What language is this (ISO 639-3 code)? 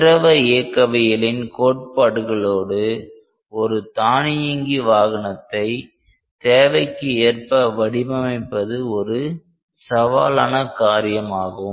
tam